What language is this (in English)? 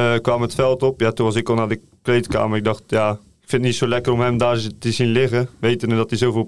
Dutch